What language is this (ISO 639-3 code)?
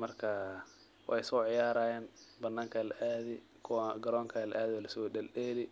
som